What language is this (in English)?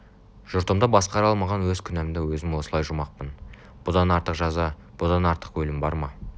Kazakh